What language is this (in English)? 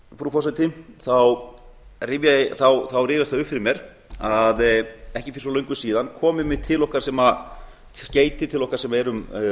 Icelandic